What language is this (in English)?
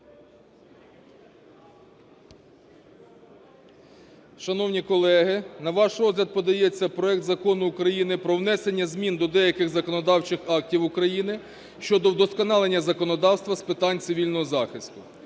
Ukrainian